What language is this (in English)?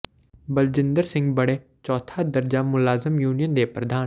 Punjabi